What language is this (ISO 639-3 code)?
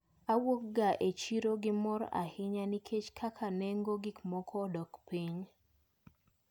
luo